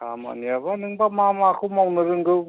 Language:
Bodo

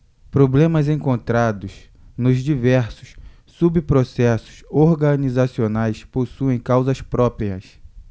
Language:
Portuguese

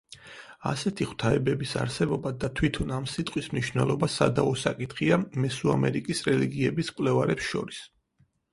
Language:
Georgian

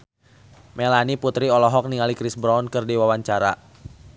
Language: Sundanese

